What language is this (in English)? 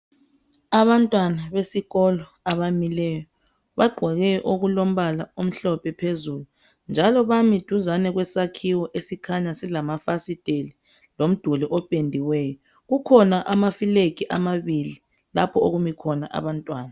North Ndebele